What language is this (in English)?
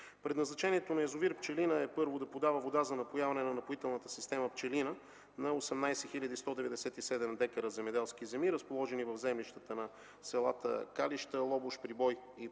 Bulgarian